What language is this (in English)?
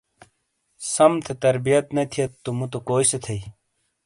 Shina